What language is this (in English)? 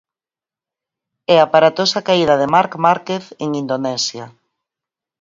Galician